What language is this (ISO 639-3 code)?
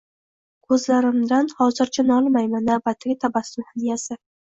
uzb